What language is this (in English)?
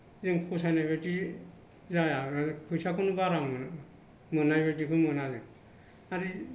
Bodo